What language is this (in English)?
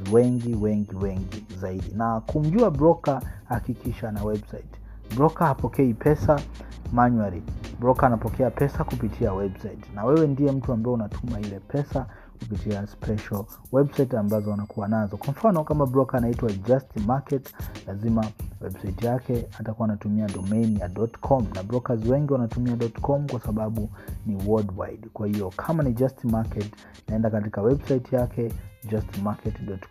Swahili